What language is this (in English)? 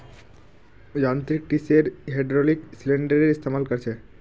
Magahi